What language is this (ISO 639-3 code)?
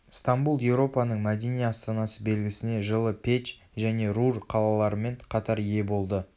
kaz